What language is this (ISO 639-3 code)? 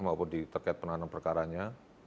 ind